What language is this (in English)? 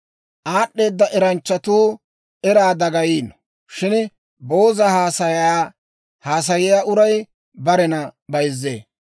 Dawro